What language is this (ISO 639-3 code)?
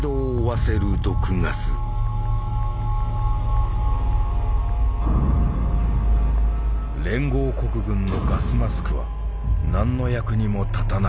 jpn